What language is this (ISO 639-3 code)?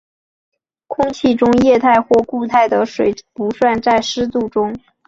zho